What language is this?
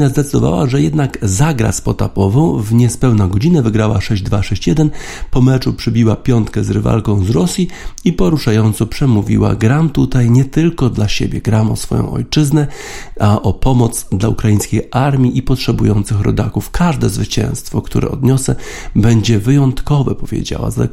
Polish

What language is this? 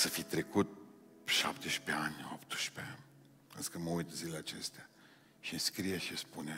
Romanian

